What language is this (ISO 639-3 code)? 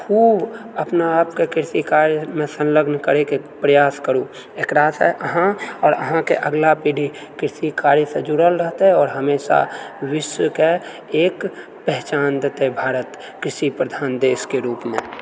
mai